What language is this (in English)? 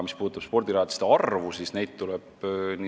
Estonian